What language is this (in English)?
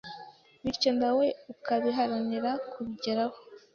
Kinyarwanda